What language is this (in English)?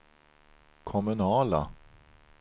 Swedish